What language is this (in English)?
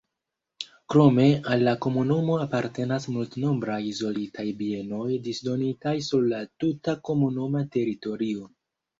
Esperanto